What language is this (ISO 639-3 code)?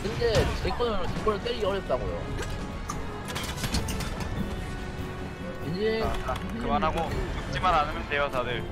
kor